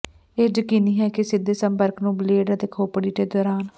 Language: Punjabi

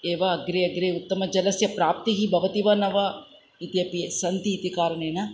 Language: Sanskrit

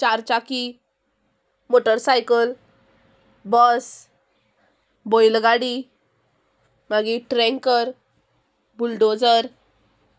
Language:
Konkani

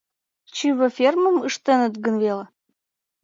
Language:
Mari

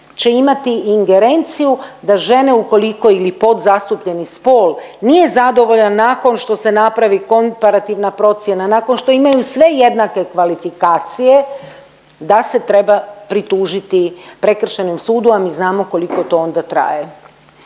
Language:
Croatian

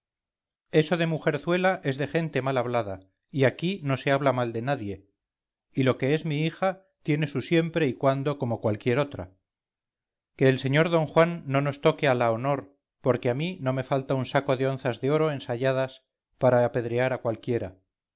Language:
Spanish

